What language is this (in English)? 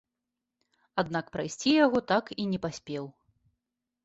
Belarusian